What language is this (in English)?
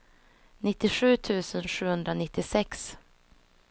Swedish